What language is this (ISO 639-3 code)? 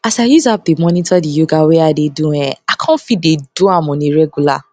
pcm